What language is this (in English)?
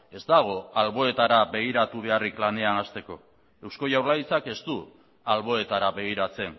Basque